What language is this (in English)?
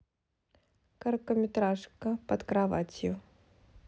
Russian